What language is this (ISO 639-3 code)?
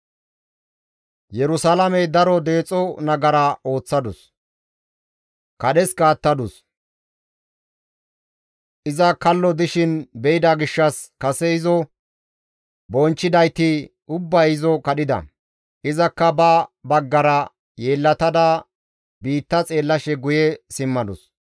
gmv